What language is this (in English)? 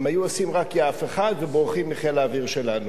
Hebrew